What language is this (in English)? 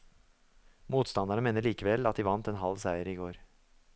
Norwegian